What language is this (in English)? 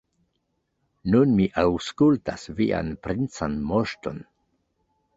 Esperanto